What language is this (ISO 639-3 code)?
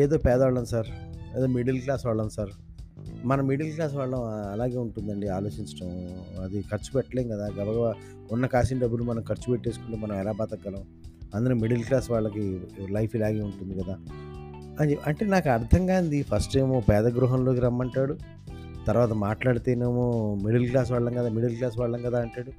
tel